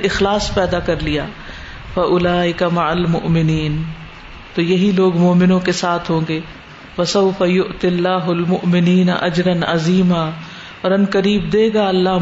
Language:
Urdu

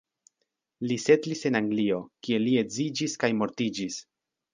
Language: Esperanto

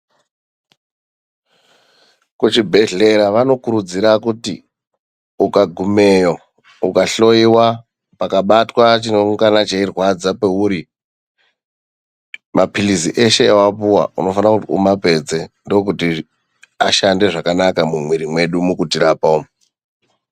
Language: Ndau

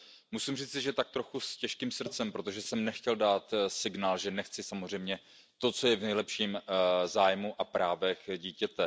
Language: Czech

